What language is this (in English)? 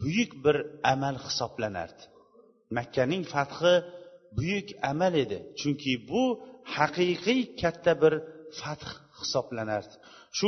Bulgarian